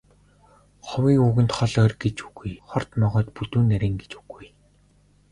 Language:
Mongolian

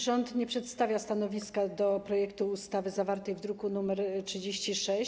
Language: Polish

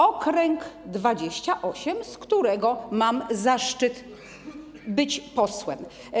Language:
Polish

